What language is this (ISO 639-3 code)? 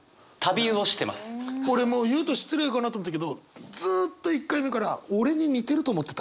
jpn